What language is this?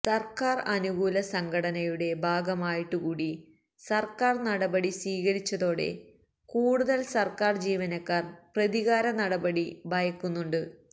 Malayalam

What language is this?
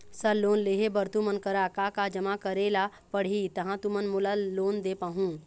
Chhattisgarhi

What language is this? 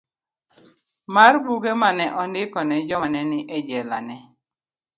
Luo (Kenya and Tanzania)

